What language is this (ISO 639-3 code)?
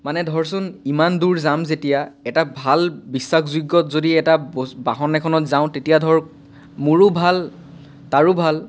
asm